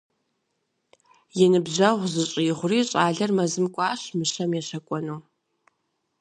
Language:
Kabardian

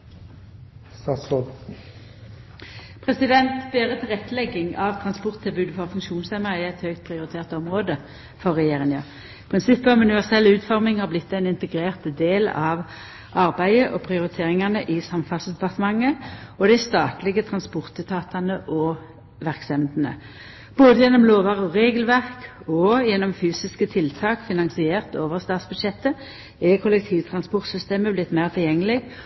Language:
Norwegian Nynorsk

